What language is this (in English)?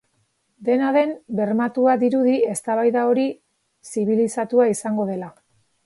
Basque